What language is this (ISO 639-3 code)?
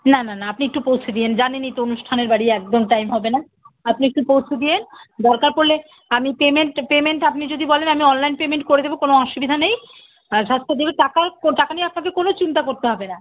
ben